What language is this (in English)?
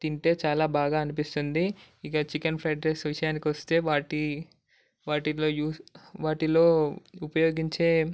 Telugu